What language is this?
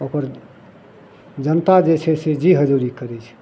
Maithili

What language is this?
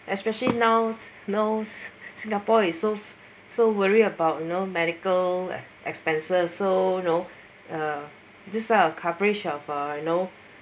English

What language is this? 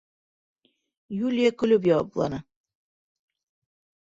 Bashkir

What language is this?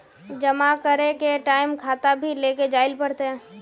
Magahi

